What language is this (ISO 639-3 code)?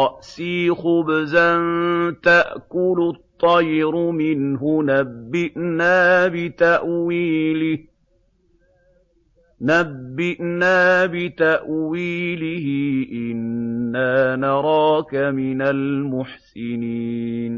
ara